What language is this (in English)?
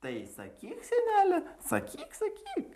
Lithuanian